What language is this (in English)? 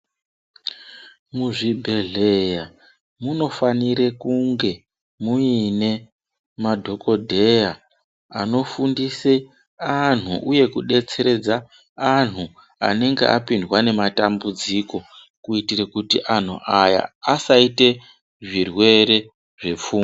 Ndau